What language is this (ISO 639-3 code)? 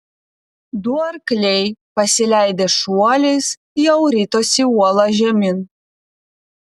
lit